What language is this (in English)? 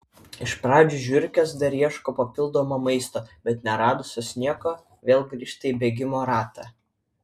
Lithuanian